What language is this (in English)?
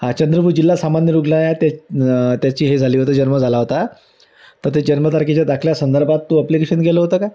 Marathi